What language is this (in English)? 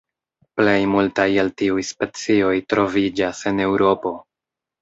Esperanto